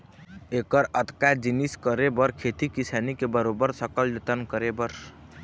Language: Chhattisgarhi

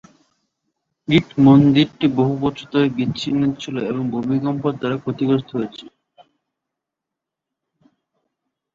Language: Bangla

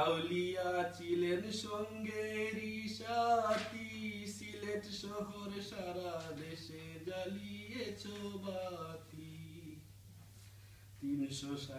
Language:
Greek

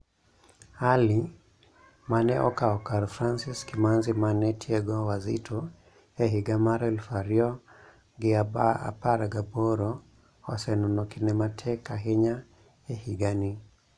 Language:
Luo (Kenya and Tanzania)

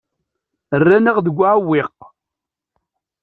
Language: Kabyle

